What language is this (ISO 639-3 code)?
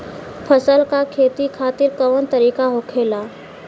bho